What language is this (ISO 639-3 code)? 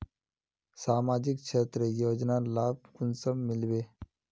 mag